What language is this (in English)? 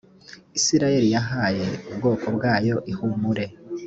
Kinyarwanda